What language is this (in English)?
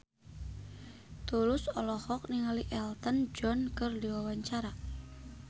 Sundanese